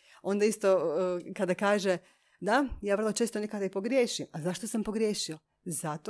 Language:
Croatian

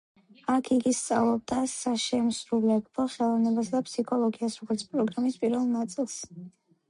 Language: Georgian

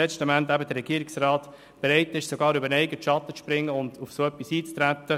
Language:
Swiss German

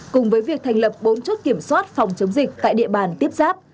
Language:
Vietnamese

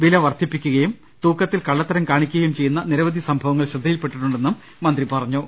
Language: Malayalam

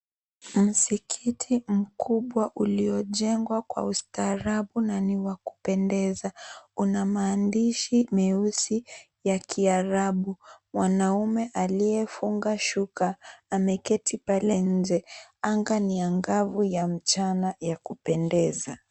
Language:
Swahili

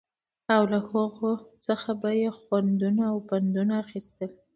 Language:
Pashto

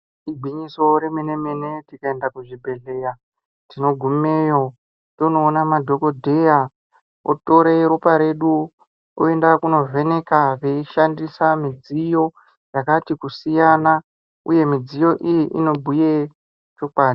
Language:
Ndau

